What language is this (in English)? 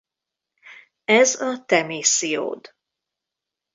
Hungarian